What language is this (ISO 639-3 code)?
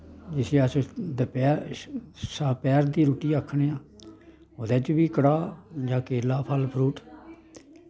doi